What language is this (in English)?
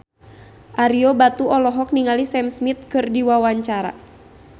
Sundanese